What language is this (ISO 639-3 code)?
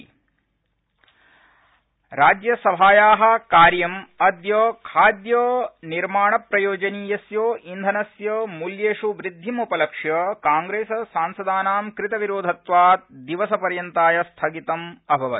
san